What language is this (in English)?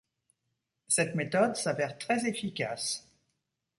French